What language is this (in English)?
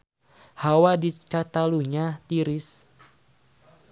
Sundanese